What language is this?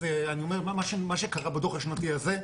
Hebrew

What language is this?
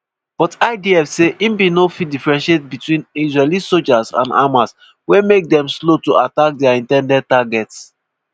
Nigerian Pidgin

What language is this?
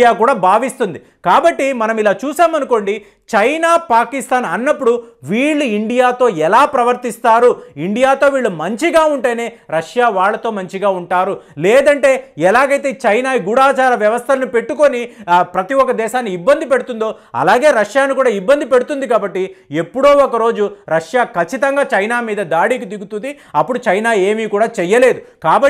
Romanian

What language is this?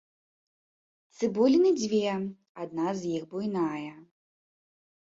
Belarusian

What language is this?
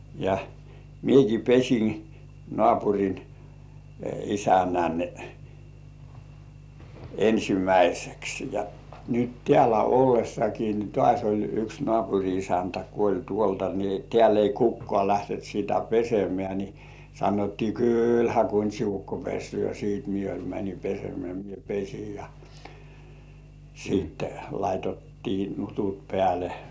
Finnish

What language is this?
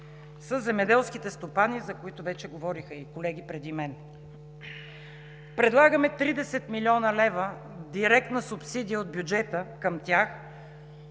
Bulgarian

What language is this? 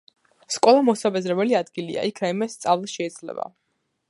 Georgian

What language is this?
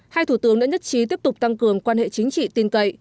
Vietnamese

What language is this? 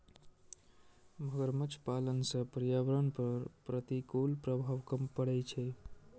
Maithili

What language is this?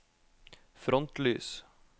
Norwegian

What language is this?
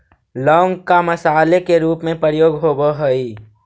Magahi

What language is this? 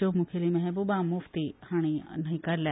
Konkani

